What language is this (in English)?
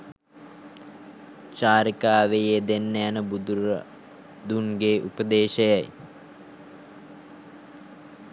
Sinhala